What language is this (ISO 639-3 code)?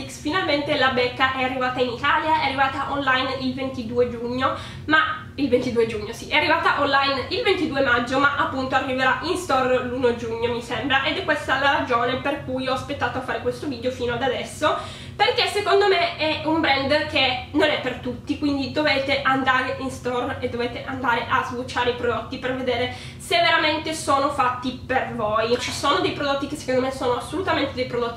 ita